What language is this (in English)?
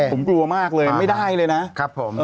Thai